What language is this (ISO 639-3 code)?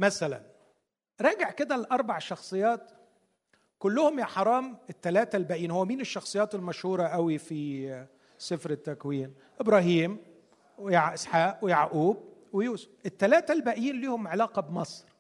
ara